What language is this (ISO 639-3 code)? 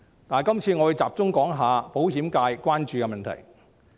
yue